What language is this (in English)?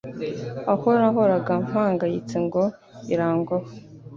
Kinyarwanda